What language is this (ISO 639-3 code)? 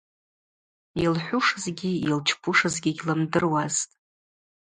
abq